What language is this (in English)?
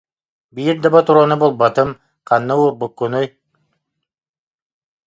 Yakut